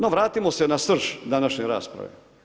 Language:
Croatian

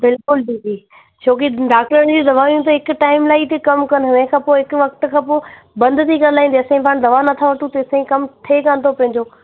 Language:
Sindhi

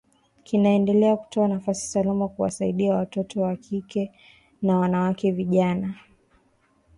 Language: Swahili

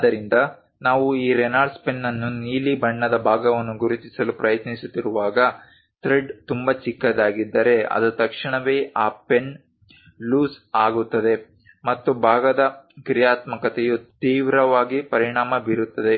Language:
Kannada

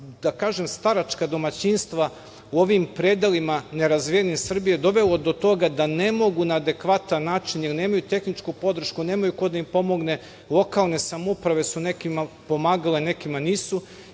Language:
Serbian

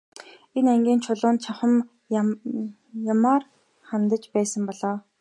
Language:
Mongolian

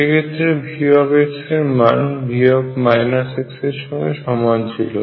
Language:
Bangla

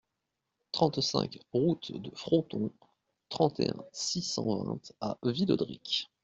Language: French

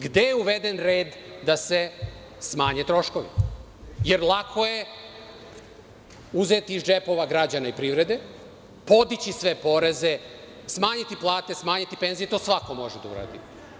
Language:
Serbian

